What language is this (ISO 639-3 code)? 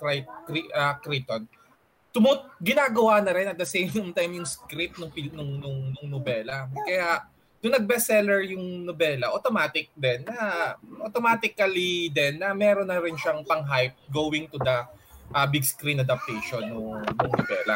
fil